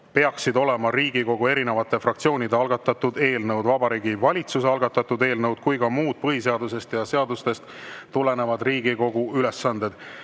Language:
Estonian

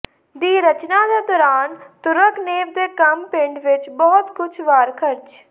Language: Punjabi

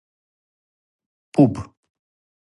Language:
Serbian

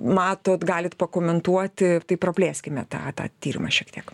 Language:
Lithuanian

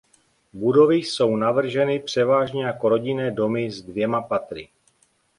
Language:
Czech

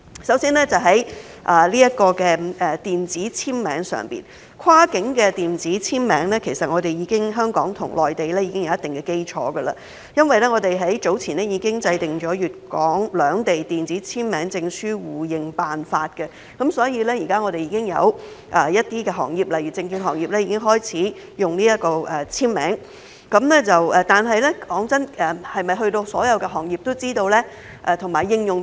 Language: Cantonese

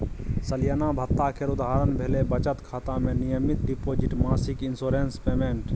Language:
Maithili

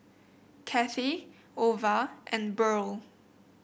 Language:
English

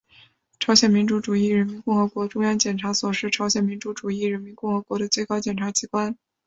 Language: Chinese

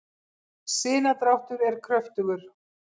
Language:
Icelandic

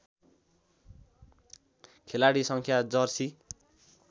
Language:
Nepali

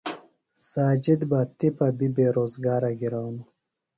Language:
Phalura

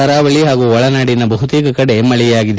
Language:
Kannada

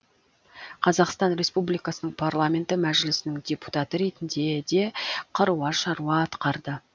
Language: Kazakh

